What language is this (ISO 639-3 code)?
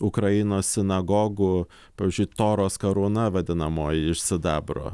lit